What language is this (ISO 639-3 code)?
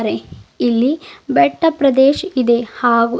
kan